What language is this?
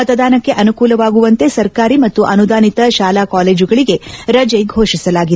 Kannada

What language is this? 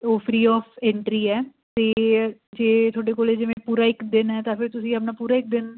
Punjabi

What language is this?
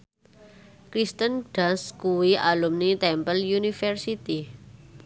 Javanese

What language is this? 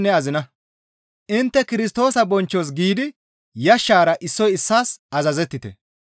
Gamo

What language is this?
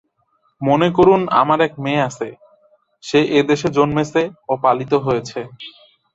Bangla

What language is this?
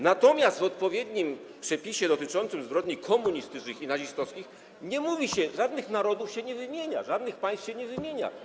Polish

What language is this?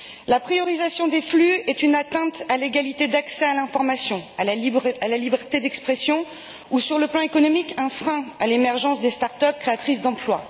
French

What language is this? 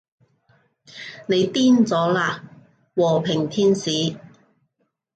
Cantonese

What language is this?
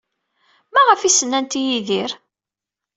Kabyle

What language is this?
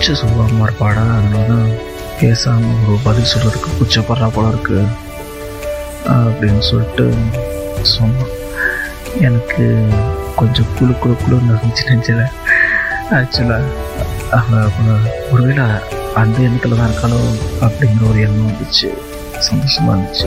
Tamil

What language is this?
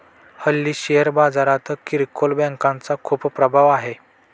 Marathi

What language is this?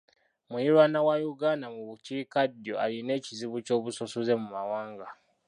Ganda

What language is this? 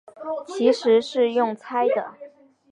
Chinese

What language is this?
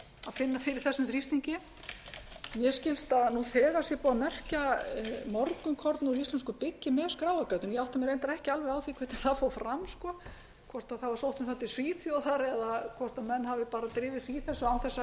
Icelandic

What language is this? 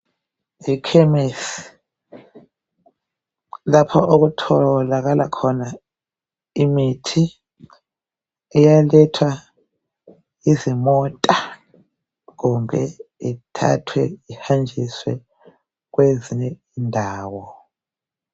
North Ndebele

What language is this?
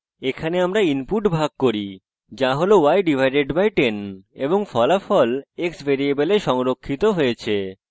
Bangla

